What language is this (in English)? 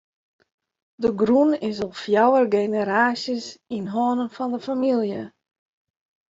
Western Frisian